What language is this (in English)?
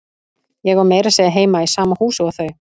Icelandic